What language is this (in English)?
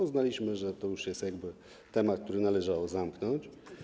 Polish